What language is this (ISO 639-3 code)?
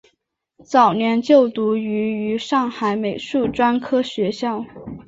zho